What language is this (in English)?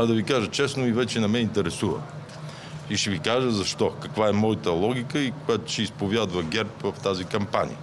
Bulgarian